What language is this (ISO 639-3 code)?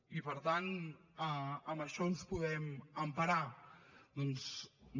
cat